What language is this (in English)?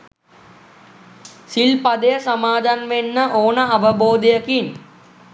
Sinhala